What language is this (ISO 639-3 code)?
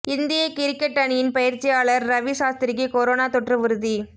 tam